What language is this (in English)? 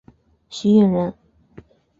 Chinese